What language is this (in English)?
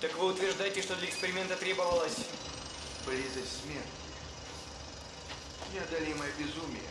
Russian